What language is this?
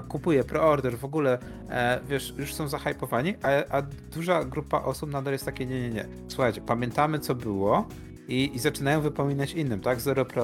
Polish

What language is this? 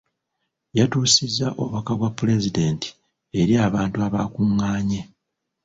Ganda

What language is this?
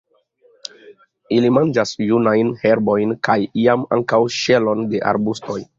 Esperanto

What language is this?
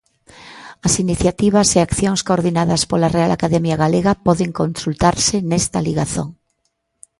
Galician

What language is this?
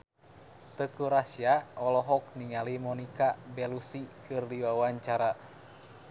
Sundanese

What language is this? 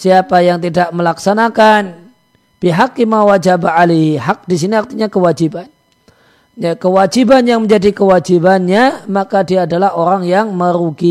Indonesian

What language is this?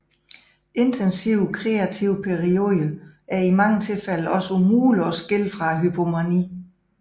Danish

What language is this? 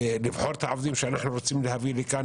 Hebrew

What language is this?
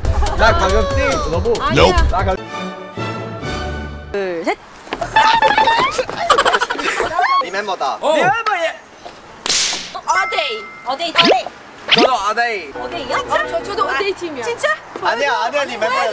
Korean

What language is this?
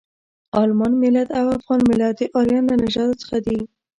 Pashto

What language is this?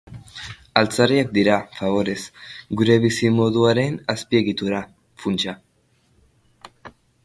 Basque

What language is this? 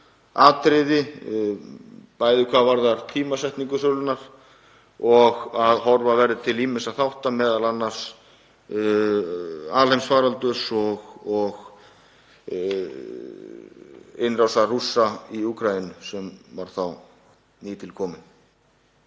Icelandic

